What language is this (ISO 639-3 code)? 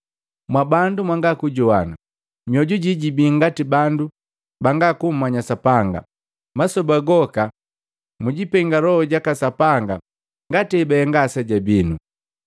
mgv